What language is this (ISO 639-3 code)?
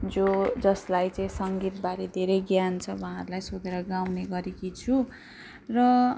nep